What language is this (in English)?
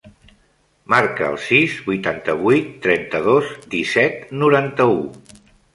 Catalan